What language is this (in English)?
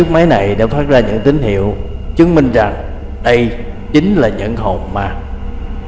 Vietnamese